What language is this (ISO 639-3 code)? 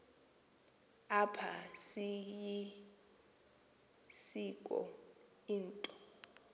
xho